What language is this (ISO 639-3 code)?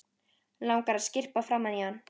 isl